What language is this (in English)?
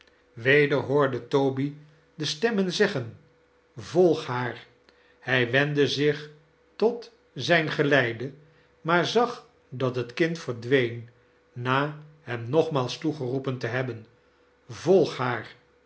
Dutch